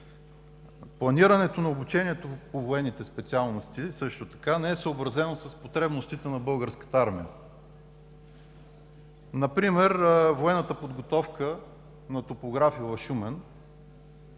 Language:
Bulgarian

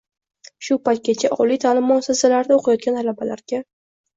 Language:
Uzbek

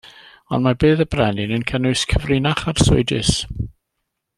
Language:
Welsh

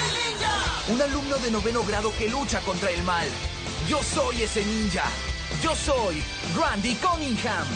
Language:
Spanish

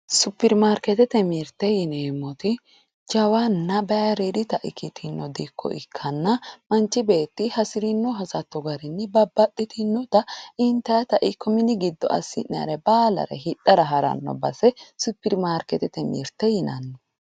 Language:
Sidamo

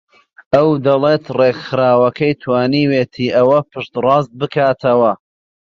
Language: Central Kurdish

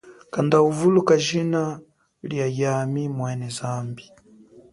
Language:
Chokwe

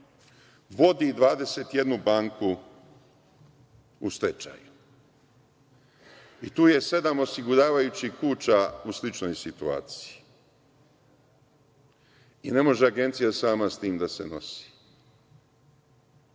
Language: Serbian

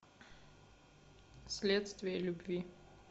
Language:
Russian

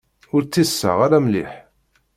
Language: Kabyle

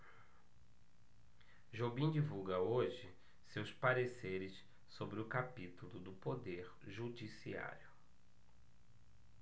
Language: Portuguese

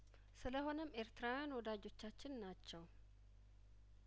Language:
Amharic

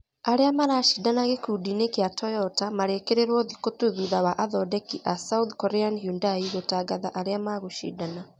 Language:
Kikuyu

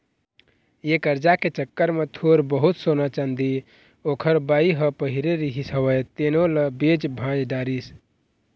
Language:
Chhattisgarhi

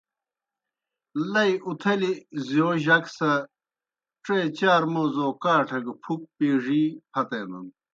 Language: Kohistani Shina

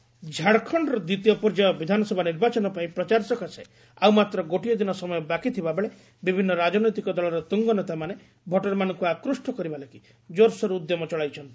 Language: Odia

